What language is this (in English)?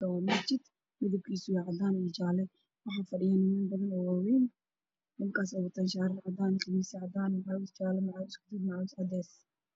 Somali